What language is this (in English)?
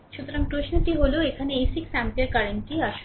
Bangla